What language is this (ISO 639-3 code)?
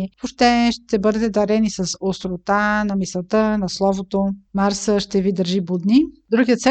bul